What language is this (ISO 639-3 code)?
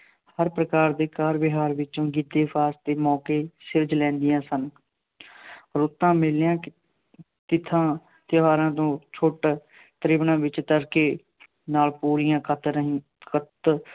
pan